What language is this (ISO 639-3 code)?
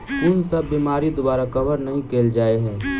mai